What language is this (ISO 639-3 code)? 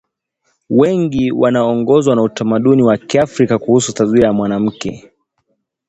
swa